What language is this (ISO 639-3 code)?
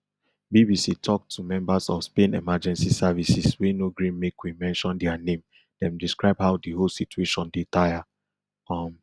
pcm